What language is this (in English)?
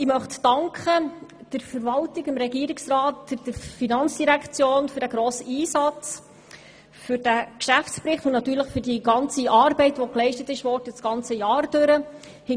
Swiss German